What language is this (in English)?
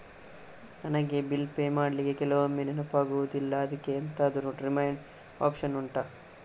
Kannada